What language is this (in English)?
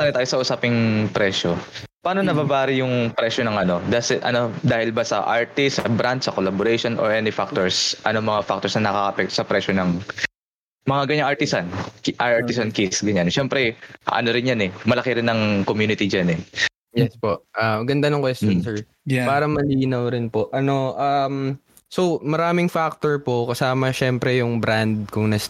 Filipino